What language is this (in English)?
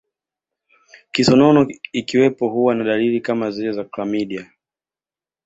Swahili